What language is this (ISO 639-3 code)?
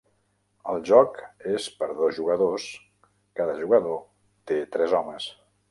cat